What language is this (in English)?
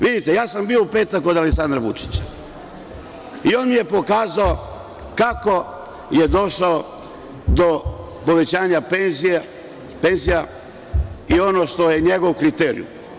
Serbian